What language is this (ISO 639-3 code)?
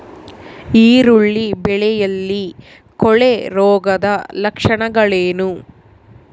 kan